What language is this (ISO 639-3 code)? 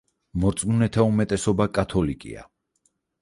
kat